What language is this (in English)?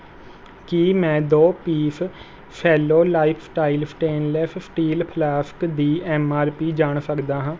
Punjabi